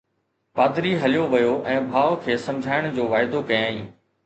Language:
Sindhi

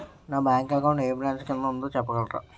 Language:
Telugu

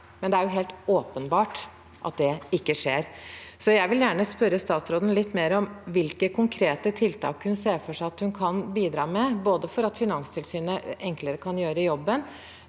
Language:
Norwegian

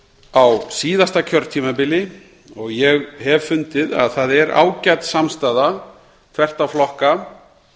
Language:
Icelandic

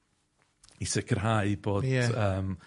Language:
Welsh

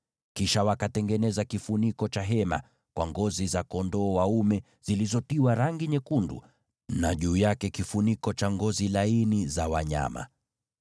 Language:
Swahili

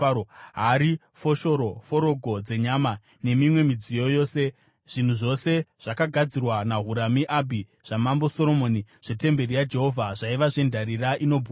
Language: Shona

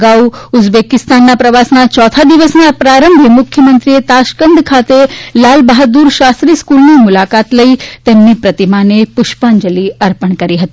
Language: Gujarati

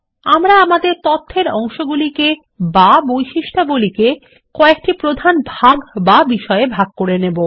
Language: Bangla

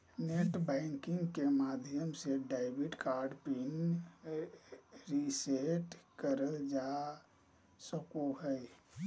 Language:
Magahi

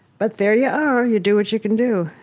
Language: English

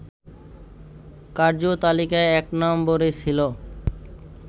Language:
Bangla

